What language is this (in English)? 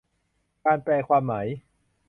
Thai